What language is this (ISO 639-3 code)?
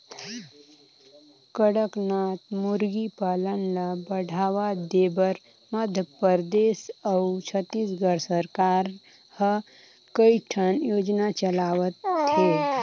hne